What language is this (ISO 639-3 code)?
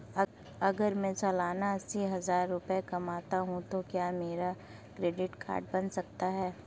hin